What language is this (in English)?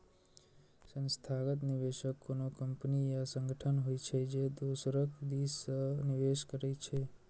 Maithili